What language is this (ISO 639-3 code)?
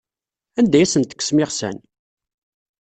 kab